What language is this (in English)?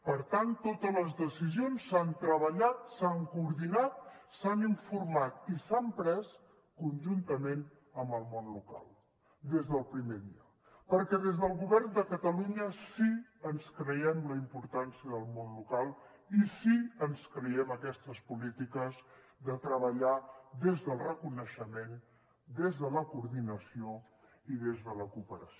Catalan